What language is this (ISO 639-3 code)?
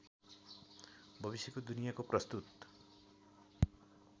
nep